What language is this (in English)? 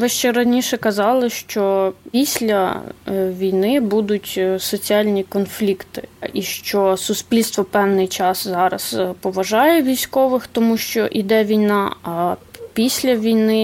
Ukrainian